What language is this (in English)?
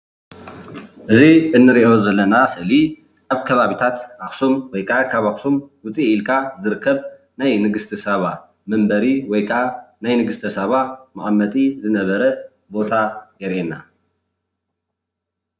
Tigrinya